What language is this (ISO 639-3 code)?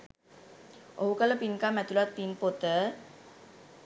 sin